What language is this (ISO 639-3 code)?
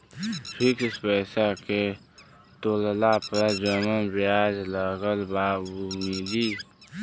bho